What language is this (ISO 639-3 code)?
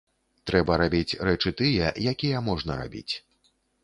bel